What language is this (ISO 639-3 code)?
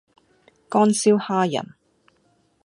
yue